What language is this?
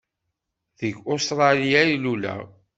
Kabyle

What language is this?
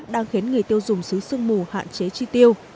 Vietnamese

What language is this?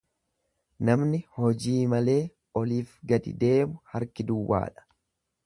Oromo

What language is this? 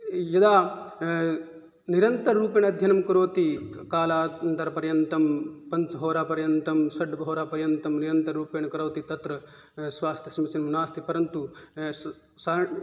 Sanskrit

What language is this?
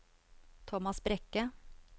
Norwegian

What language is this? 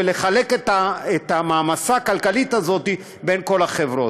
Hebrew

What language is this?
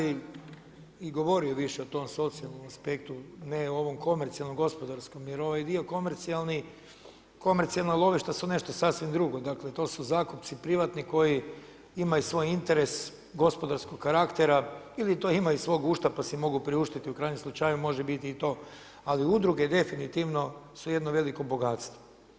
Croatian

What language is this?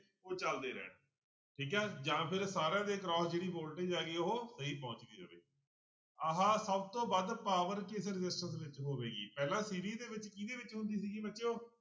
Punjabi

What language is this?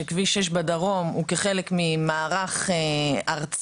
Hebrew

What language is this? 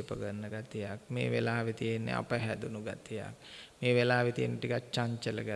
Indonesian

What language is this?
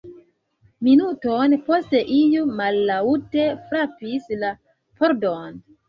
Esperanto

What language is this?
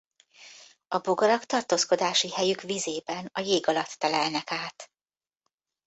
Hungarian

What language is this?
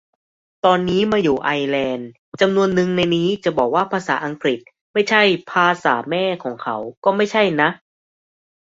Thai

